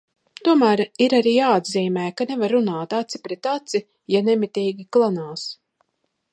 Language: Latvian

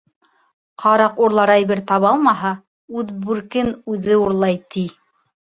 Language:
Bashkir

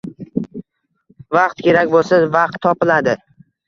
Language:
Uzbek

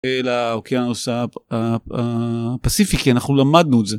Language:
Hebrew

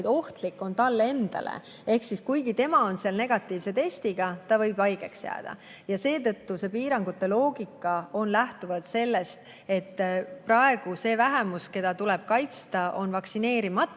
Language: Estonian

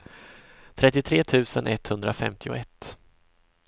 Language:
Swedish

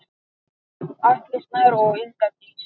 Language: Icelandic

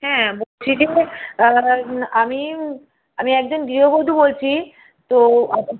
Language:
Bangla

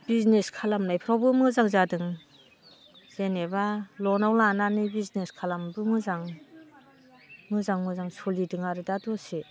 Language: Bodo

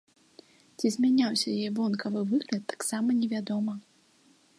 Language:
Belarusian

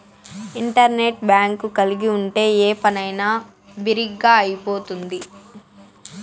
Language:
Telugu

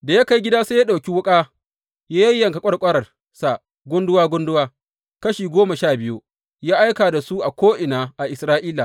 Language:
Hausa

